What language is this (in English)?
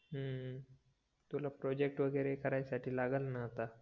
Marathi